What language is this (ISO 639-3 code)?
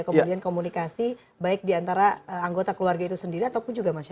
ind